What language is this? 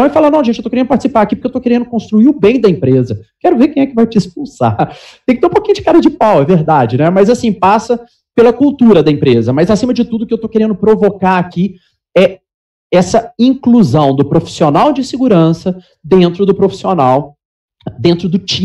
Portuguese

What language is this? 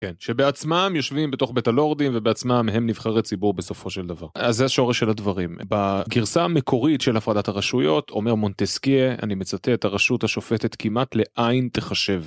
Hebrew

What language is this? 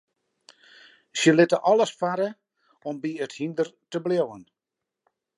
Western Frisian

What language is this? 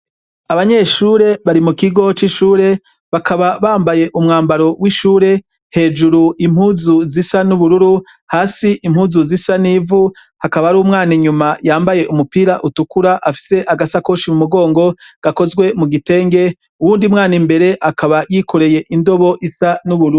Rundi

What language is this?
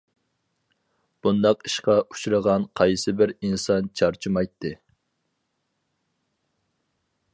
Uyghur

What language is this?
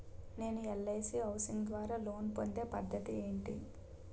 Telugu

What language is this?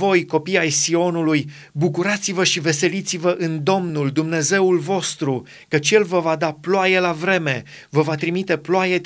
Romanian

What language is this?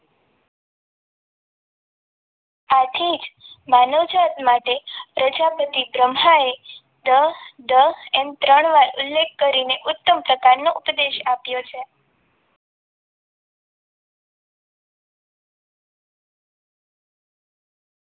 Gujarati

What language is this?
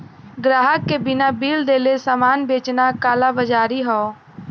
Bhojpuri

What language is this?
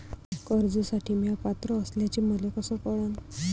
Marathi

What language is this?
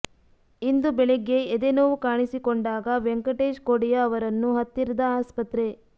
Kannada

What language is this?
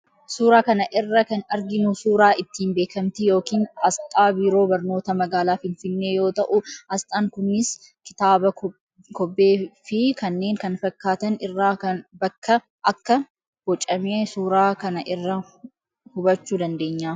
Oromo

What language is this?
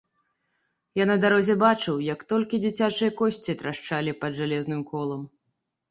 Belarusian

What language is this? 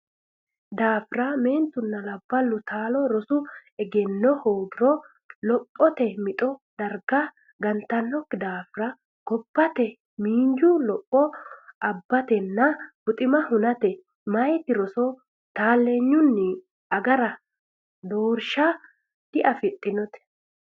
Sidamo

